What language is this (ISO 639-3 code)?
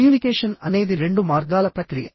tel